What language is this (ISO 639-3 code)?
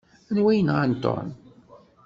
kab